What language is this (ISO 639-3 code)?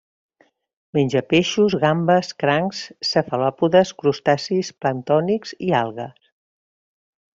cat